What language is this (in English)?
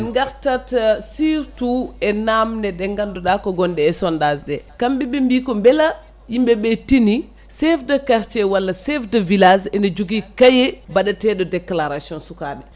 Fula